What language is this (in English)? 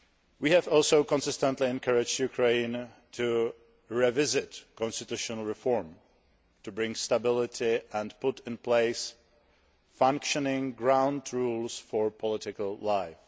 English